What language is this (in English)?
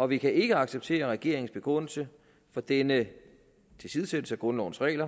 Danish